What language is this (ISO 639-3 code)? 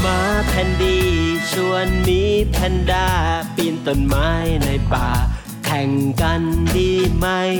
tha